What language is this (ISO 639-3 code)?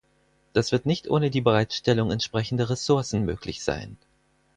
deu